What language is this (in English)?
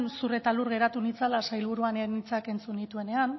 Basque